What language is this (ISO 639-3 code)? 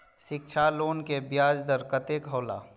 mai